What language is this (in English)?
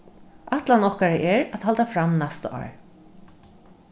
Faroese